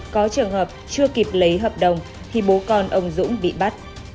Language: Vietnamese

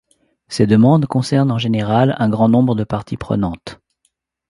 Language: French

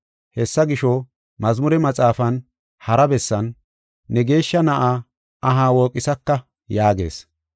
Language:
Gofa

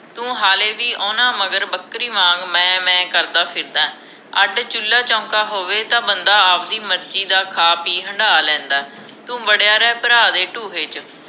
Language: Punjabi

